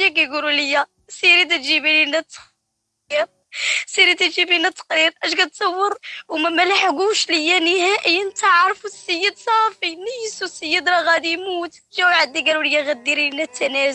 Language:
Arabic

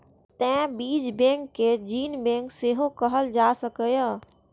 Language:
Maithili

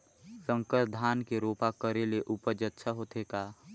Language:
Chhattisgarhi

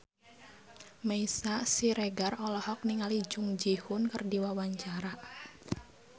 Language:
Sundanese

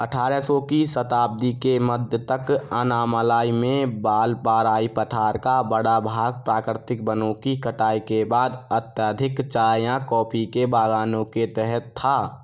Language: Hindi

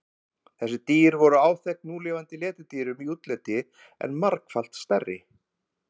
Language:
Icelandic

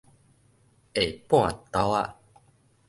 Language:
Min Nan Chinese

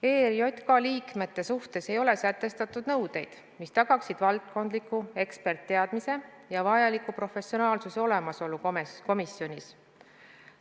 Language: Estonian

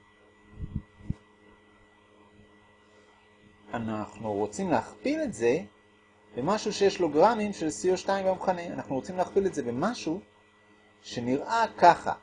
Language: Hebrew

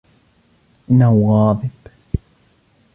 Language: Arabic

